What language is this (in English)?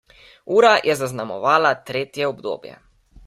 Slovenian